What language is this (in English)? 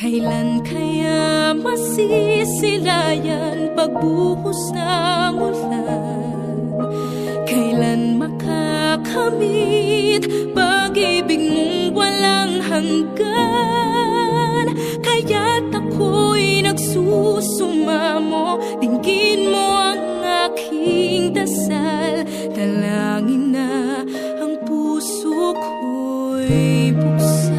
Filipino